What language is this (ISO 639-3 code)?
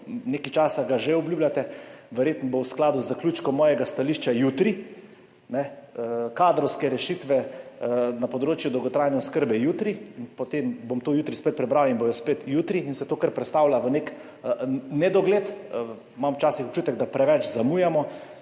slv